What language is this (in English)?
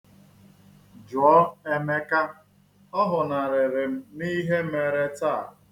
Igbo